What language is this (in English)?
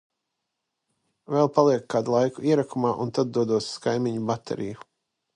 Latvian